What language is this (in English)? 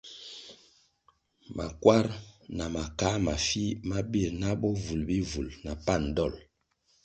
Kwasio